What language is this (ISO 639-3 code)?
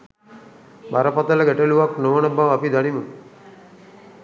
sin